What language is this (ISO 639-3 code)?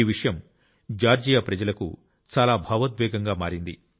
tel